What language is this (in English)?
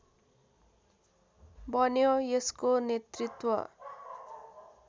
Nepali